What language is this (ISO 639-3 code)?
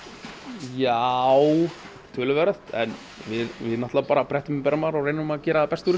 isl